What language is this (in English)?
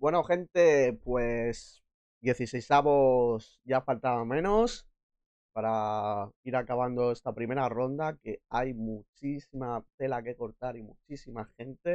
Spanish